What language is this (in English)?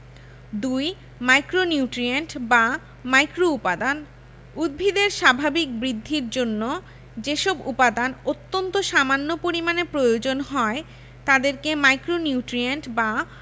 Bangla